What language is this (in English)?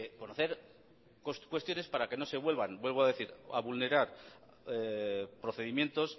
Spanish